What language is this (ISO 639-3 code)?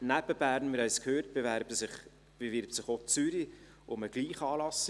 gsw